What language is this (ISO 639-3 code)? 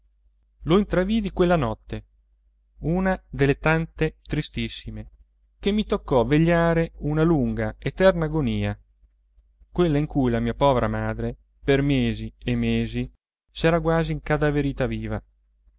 ita